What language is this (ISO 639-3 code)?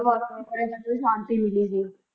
pan